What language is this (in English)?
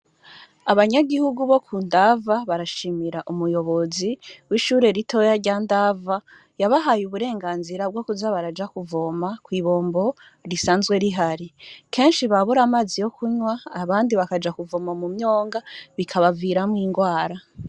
Rundi